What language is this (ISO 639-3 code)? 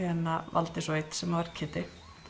isl